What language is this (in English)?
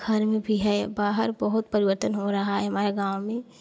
Hindi